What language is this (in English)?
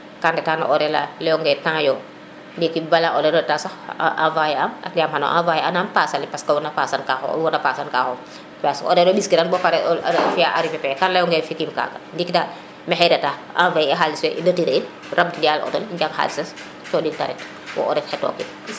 Serer